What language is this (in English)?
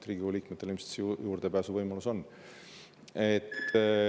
Estonian